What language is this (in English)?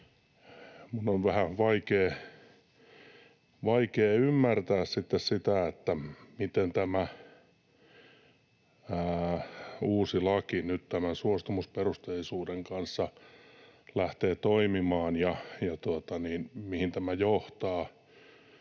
Finnish